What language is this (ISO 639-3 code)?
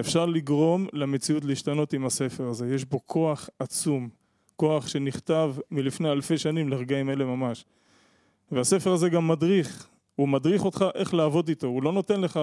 heb